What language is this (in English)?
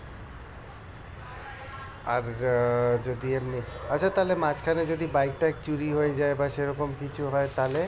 Bangla